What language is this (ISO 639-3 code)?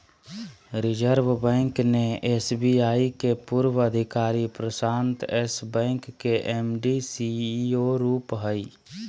mag